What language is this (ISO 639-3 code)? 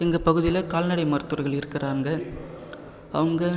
tam